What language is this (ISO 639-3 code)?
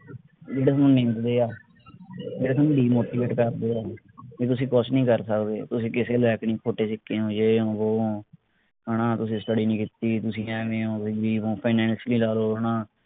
pan